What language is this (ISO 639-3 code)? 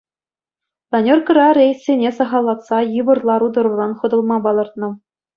chv